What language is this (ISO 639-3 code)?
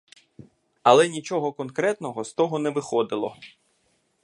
ukr